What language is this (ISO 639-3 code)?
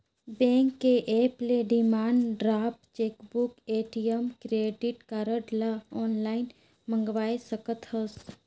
hne